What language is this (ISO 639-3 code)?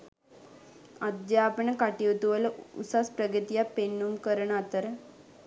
sin